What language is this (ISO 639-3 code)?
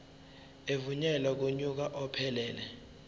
zul